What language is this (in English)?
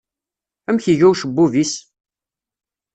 Kabyle